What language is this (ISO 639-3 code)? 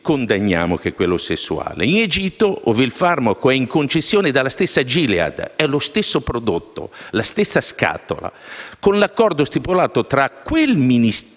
ita